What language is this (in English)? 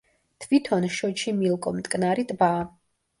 Georgian